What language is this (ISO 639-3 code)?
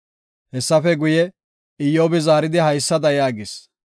gof